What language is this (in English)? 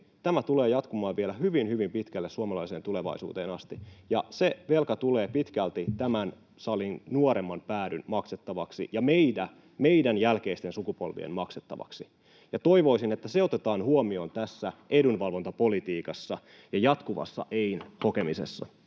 Finnish